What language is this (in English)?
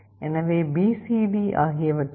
Tamil